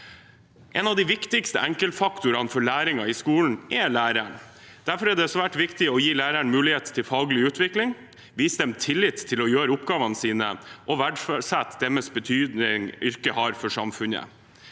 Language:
Norwegian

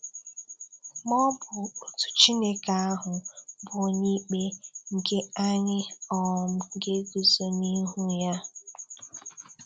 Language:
Igbo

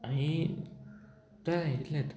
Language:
Konkani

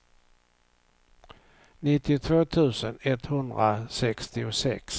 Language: Swedish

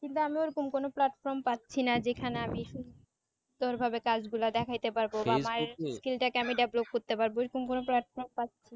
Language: Bangla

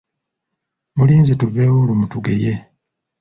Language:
Ganda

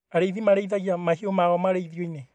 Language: Kikuyu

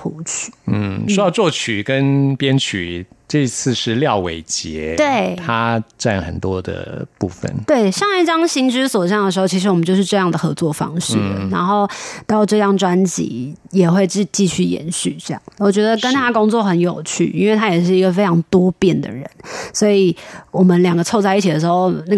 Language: Chinese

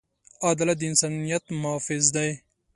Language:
Pashto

